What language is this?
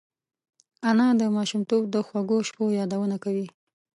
Pashto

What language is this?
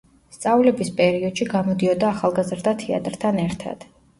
Georgian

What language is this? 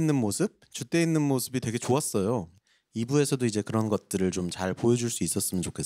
Korean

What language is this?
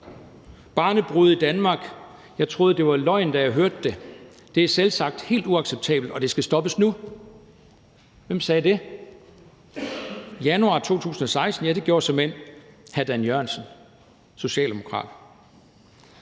Danish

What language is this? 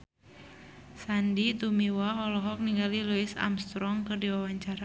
Sundanese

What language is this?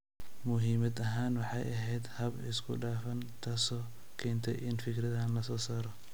Somali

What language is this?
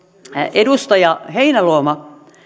Finnish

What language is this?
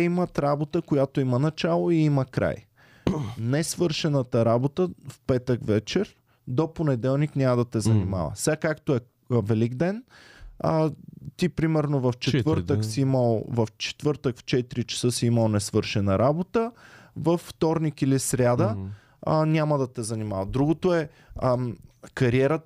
Bulgarian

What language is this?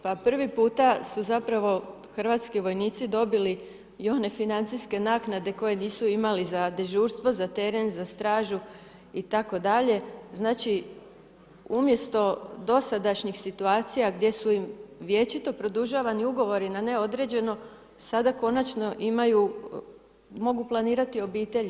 Croatian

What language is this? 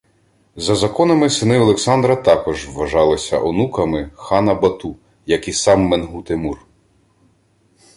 Ukrainian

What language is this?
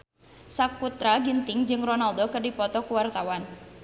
Sundanese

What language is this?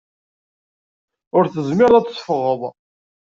Kabyle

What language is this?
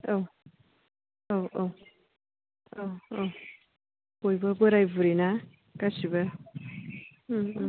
Bodo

